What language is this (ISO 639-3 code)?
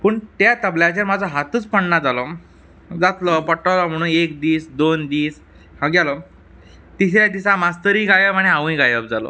kok